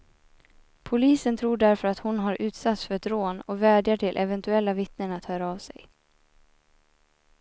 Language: Swedish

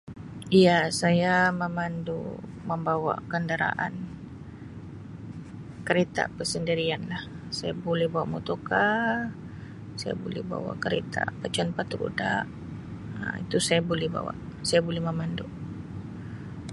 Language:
Sabah Malay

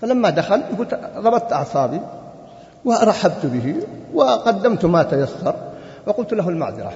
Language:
Arabic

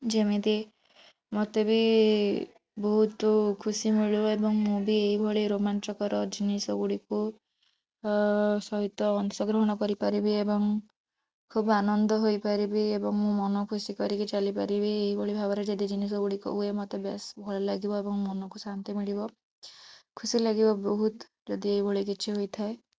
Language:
Odia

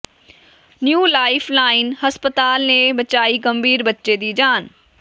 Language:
Punjabi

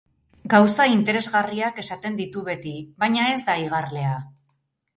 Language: Basque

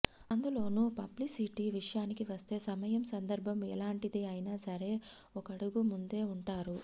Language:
Telugu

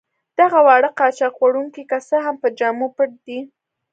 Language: Pashto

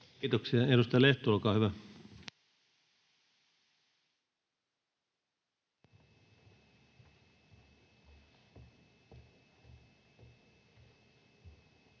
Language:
Finnish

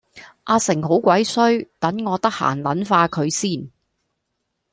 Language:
Cantonese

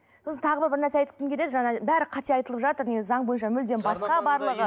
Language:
Kazakh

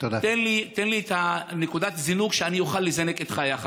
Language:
Hebrew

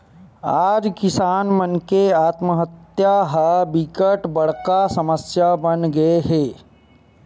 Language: Chhattisgarhi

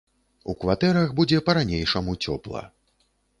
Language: Belarusian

